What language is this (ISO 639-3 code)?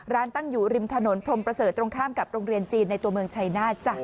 tha